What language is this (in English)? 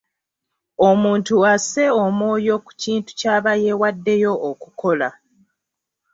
Ganda